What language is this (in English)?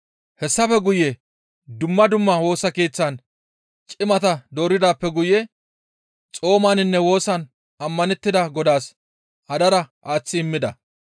Gamo